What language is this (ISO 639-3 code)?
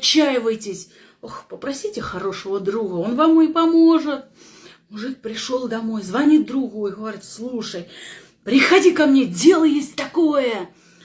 rus